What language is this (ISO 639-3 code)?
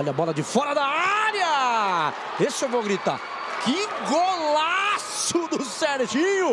por